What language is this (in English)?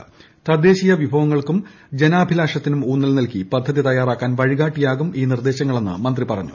Malayalam